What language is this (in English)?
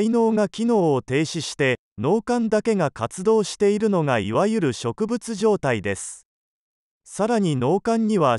Japanese